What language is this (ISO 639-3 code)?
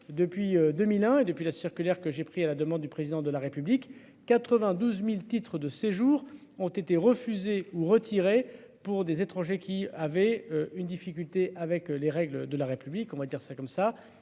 fra